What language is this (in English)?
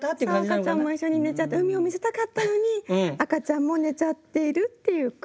Japanese